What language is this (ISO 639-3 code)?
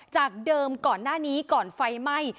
tha